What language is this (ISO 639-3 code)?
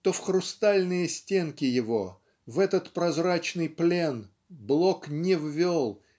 rus